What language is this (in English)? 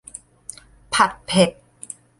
Thai